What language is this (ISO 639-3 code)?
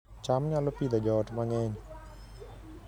luo